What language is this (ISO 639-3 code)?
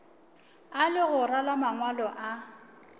nso